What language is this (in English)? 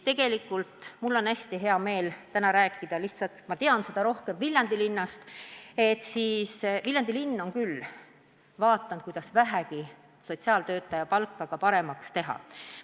Estonian